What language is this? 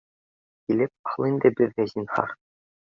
Bashkir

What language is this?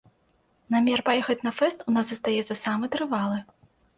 Belarusian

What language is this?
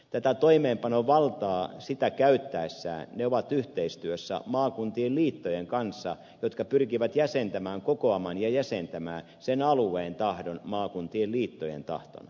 Finnish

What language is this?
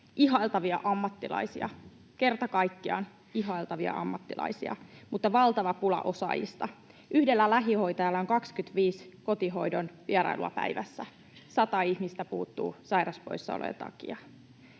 Finnish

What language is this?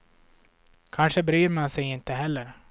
Swedish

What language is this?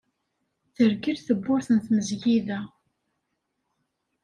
Kabyle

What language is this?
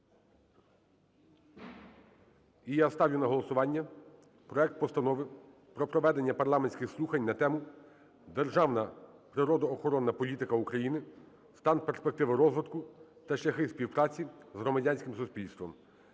Ukrainian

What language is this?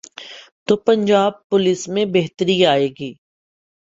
Urdu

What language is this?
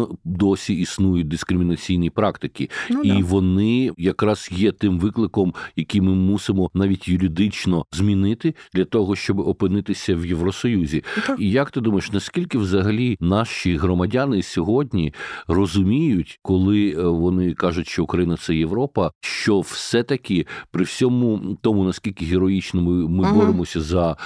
Ukrainian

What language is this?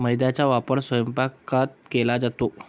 Marathi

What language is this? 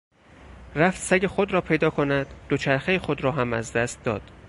Persian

